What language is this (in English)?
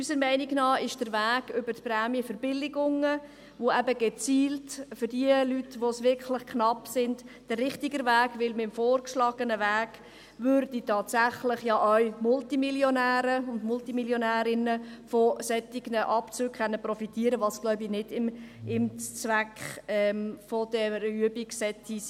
Swiss German